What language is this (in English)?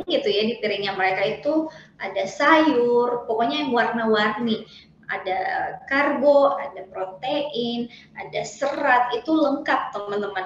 Indonesian